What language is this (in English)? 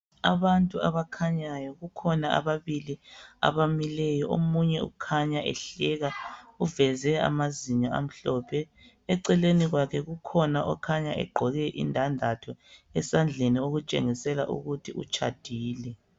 North Ndebele